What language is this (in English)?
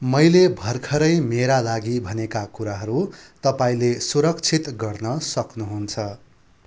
Nepali